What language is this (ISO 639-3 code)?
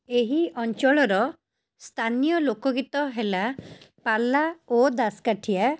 ori